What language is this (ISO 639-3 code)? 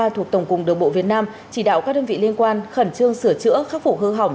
vie